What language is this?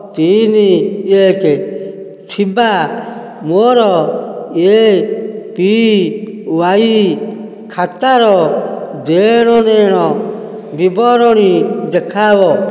Odia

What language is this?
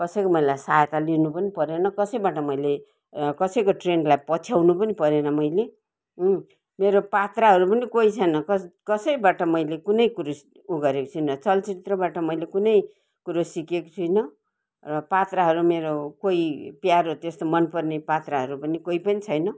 Nepali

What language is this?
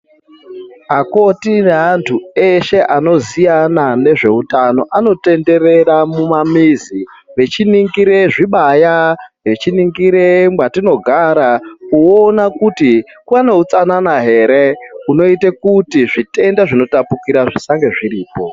Ndau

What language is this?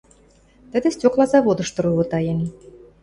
Western Mari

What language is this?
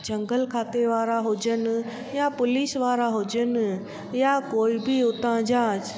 Sindhi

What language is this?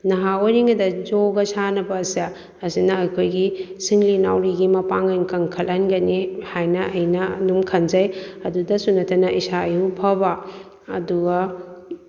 Manipuri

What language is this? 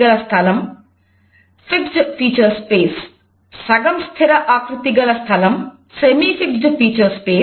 Telugu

